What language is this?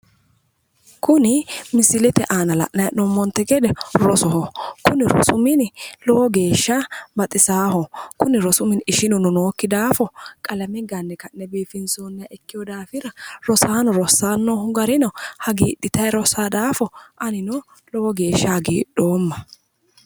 Sidamo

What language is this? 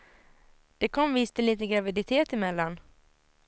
Swedish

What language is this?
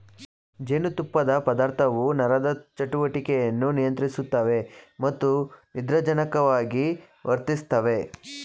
Kannada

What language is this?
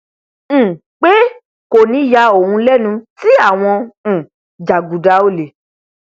Yoruba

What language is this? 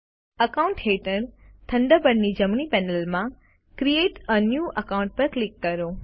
Gujarati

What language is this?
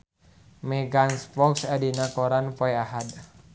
Sundanese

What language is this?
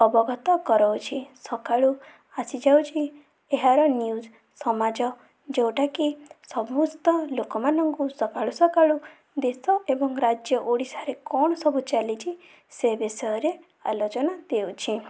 Odia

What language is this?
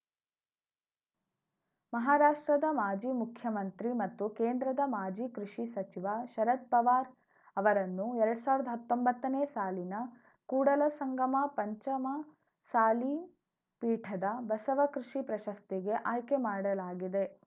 Kannada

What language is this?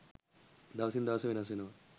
Sinhala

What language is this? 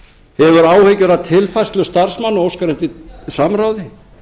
Icelandic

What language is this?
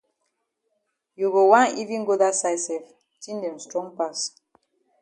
Cameroon Pidgin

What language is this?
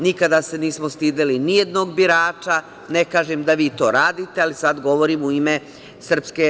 Serbian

